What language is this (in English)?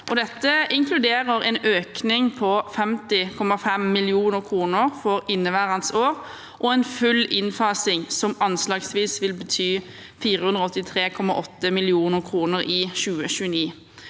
Norwegian